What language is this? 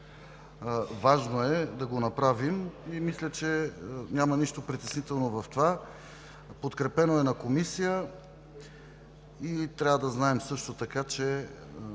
Bulgarian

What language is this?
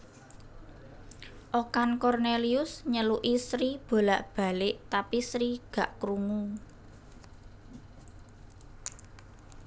Javanese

